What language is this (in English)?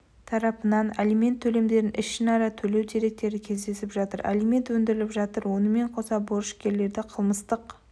Kazakh